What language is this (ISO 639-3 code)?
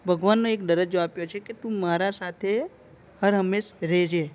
guj